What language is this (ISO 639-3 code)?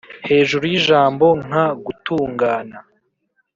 kin